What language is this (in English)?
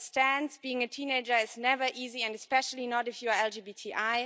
English